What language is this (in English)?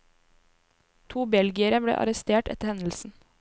Norwegian